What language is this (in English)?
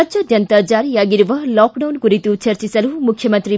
Kannada